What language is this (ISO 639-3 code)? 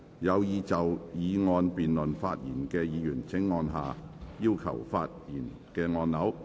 yue